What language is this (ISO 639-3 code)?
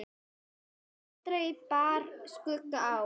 isl